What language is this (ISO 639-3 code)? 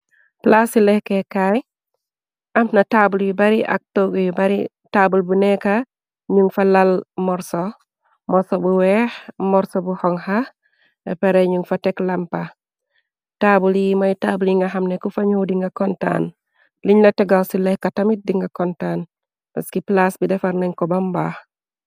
wol